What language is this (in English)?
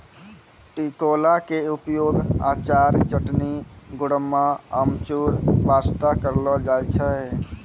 Maithili